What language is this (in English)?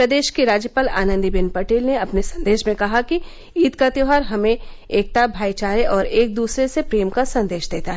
Hindi